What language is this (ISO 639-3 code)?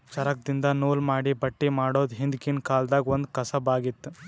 kan